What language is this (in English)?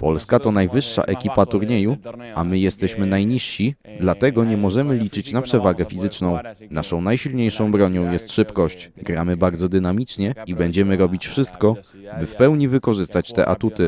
Polish